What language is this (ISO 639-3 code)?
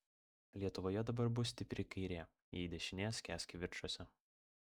lit